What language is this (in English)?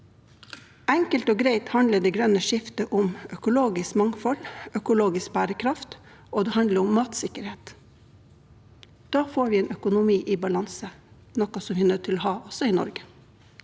Norwegian